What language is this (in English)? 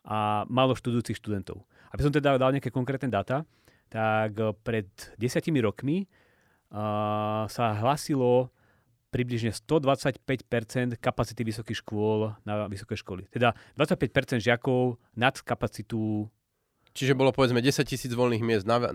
Slovak